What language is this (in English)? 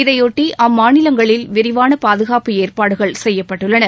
Tamil